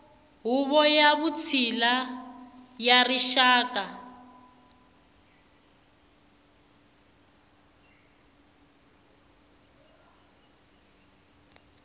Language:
Tsonga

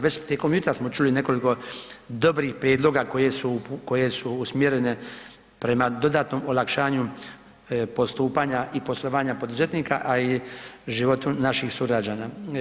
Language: Croatian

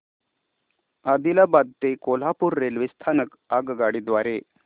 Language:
Marathi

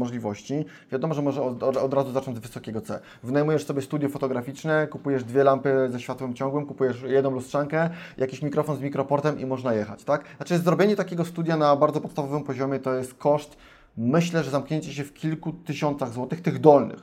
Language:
Polish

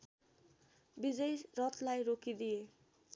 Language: Nepali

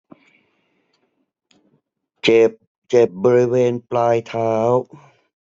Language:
Thai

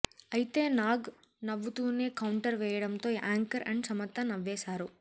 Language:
Telugu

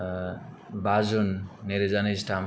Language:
Bodo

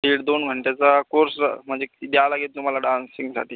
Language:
Marathi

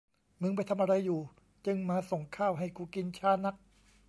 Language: Thai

